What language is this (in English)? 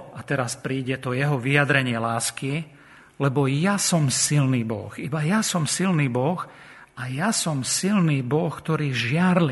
Slovak